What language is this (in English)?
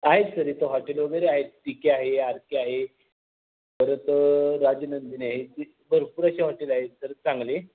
Marathi